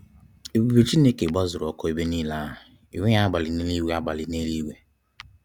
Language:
Igbo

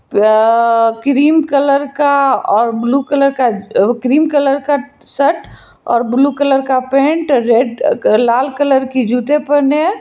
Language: Hindi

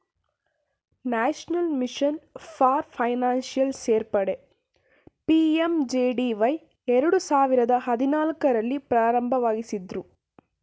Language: Kannada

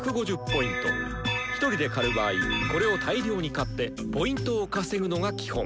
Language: Japanese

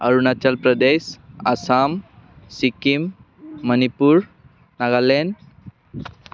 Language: Bodo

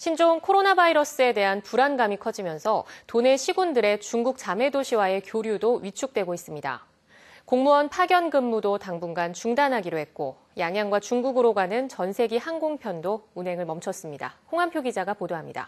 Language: Korean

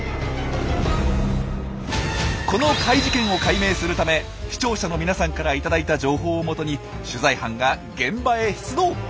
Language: Japanese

